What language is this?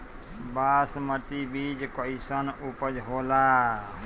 Bhojpuri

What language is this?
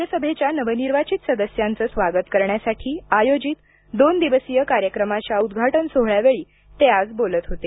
Marathi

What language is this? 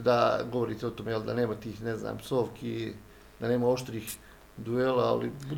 Croatian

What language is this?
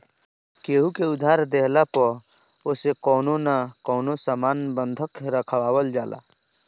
Bhojpuri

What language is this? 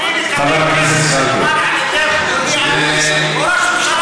Hebrew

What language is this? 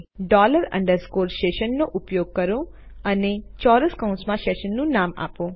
Gujarati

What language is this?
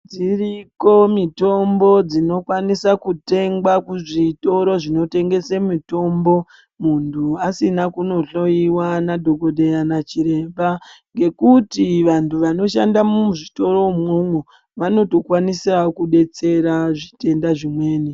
Ndau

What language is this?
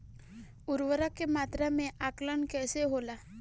Bhojpuri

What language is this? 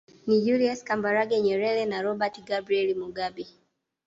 Swahili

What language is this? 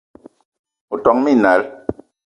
Eton (Cameroon)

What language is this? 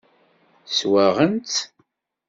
Kabyle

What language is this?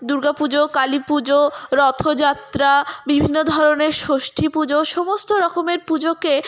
Bangla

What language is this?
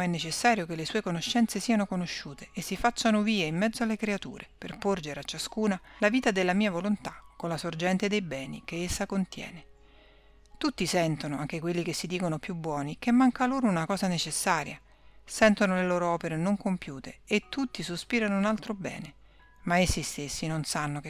Italian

